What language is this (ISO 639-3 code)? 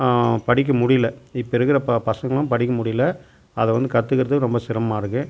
tam